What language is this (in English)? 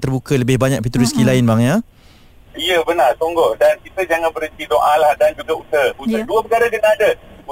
Malay